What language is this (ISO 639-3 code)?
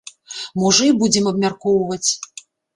bel